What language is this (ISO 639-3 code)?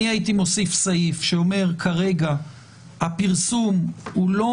heb